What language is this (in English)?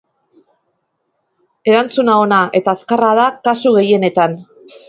Basque